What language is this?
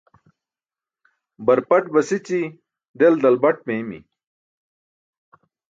Burushaski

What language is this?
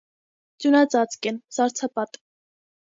Armenian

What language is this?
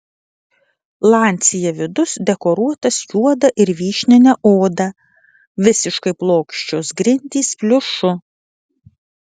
Lithuanian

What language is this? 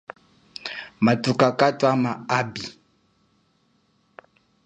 Chokwe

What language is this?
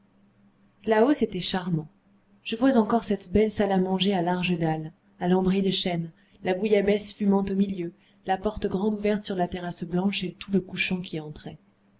French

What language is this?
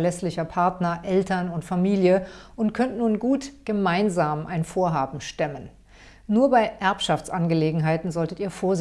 German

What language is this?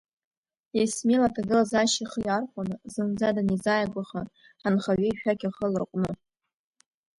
Abkhazian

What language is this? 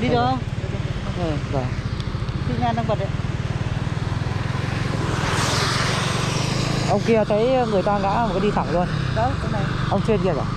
Vietnamese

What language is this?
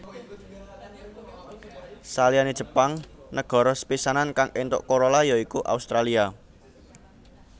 Javanese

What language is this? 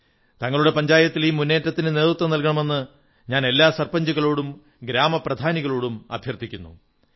Malayalam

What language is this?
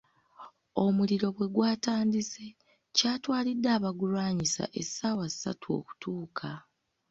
Ganda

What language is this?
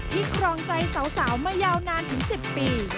Thai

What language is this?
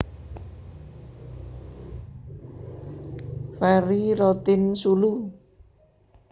Javanese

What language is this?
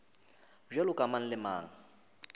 Northern Sotho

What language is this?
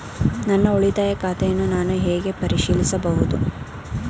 Kannada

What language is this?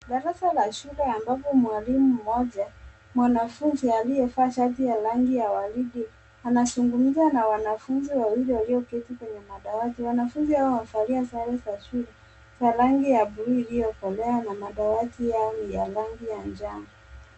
Swahili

